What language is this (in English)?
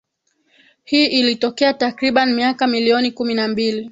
Swahili